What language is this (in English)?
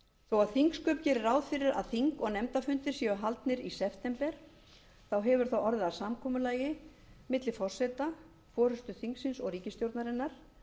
Icelandic